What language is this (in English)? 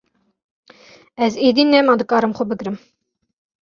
Kurdish